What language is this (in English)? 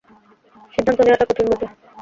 Bangla